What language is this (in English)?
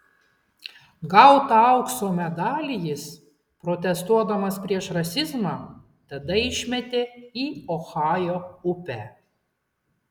Lithuanian